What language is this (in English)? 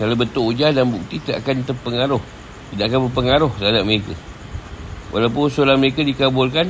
Malay